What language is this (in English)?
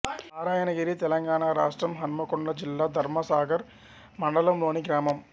Telugu